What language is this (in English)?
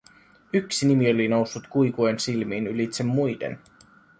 Finnish